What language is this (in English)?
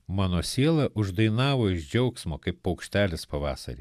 Lithuanian